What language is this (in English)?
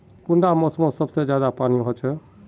Magahi